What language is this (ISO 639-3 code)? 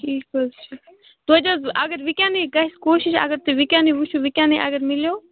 kas